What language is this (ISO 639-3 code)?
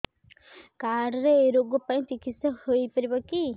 ori